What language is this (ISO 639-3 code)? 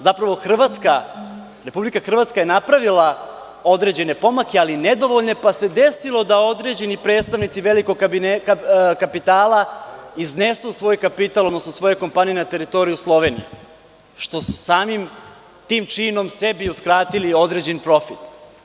srp